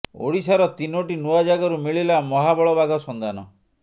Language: Odia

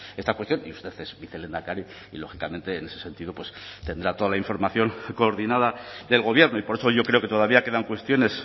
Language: Spanish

